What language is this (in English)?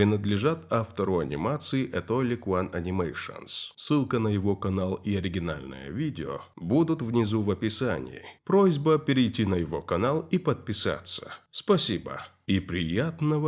Russian